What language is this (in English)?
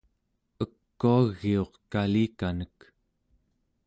Central Yupik